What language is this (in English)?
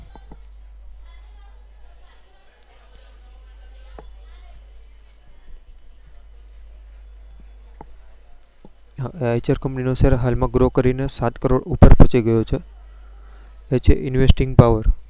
Gujarati